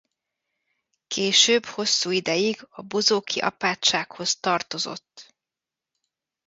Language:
Hungarian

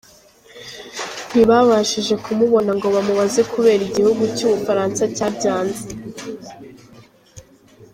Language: Kinyarwanda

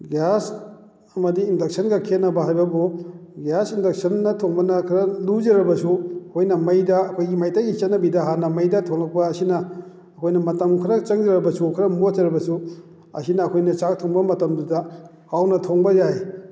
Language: Manipuri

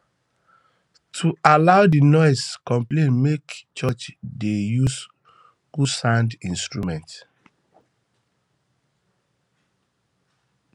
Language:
Nigerian Pidgin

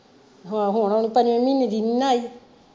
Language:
Punjabi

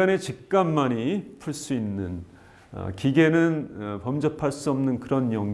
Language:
Korean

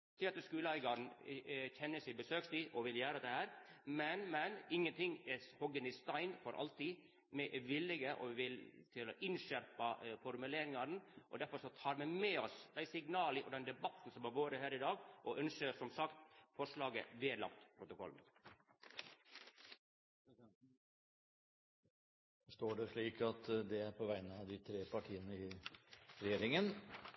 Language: Norwegian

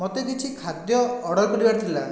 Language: Odia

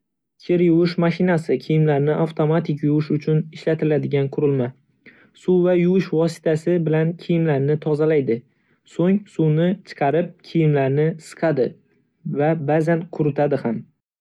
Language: Uzbek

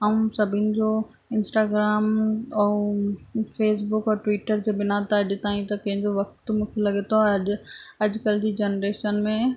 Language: Sindhi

